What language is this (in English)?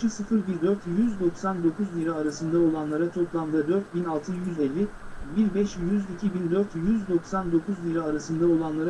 Turkish